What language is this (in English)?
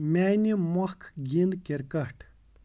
Kashmiri